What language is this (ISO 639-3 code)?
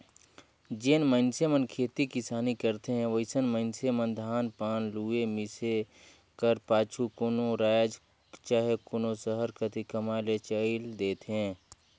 hne